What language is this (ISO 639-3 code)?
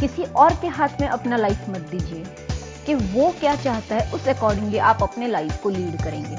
hin